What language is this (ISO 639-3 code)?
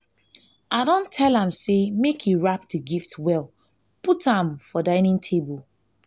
pcm